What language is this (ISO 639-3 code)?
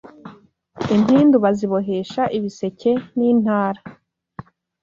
kin